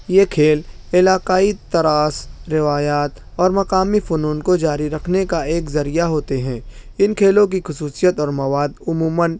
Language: Urdu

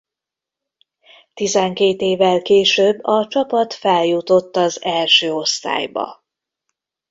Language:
Hungarian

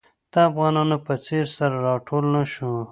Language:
Pashto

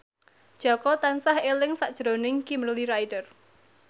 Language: Javanese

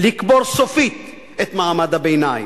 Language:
Hebrew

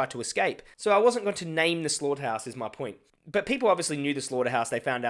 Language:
English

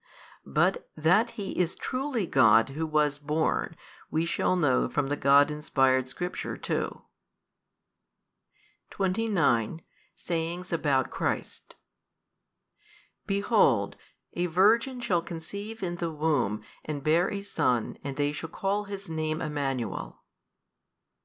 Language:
English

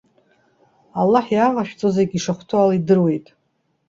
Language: Abkhazian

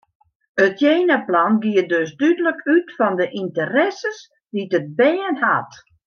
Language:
Western Frisian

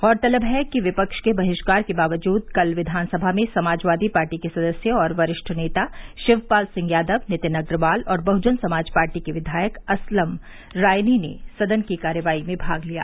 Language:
Hindi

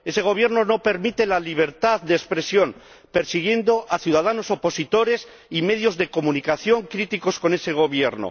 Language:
Spanish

